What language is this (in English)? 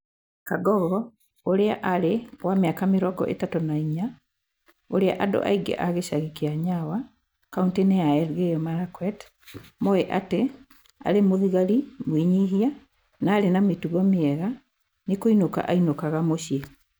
Kikuyu